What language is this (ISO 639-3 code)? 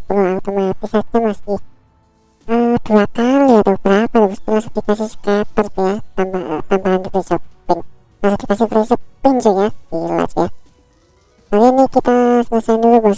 ind